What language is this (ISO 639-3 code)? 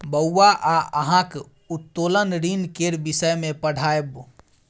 mai